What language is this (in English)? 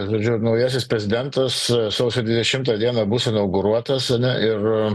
Lithuanian